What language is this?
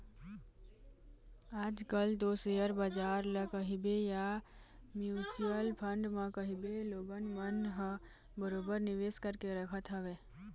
Chhattisgarhi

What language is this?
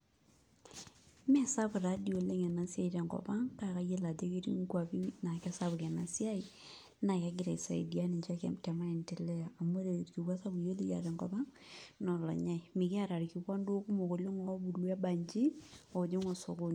Masai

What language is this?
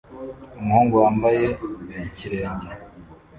Kinyarwanda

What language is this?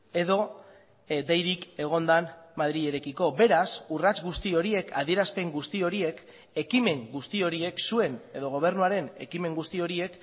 Basque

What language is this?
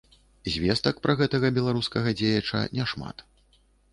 Belarusian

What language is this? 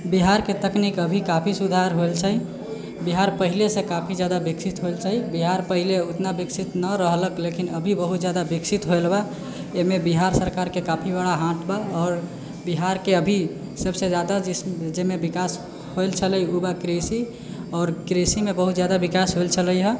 Maithili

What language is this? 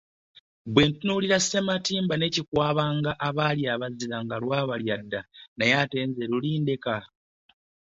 Ganda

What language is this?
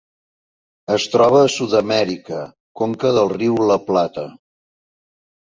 Catalan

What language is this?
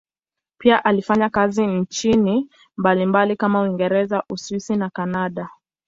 Swahili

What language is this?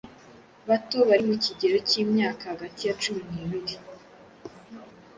Kinyarwanda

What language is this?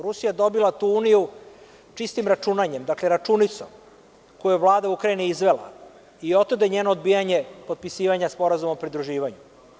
Serbian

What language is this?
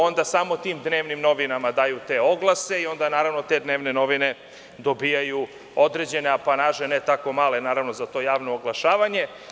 Serbian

